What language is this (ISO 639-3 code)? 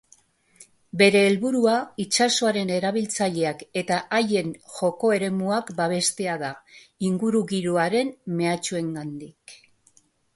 eus